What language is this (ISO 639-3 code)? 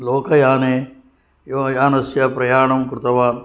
san